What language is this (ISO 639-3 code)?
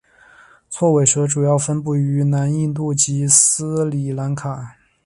zho